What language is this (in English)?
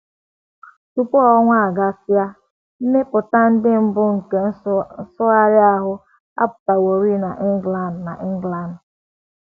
Igbo